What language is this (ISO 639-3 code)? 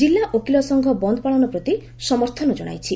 ori